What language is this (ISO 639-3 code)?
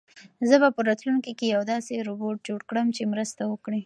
pus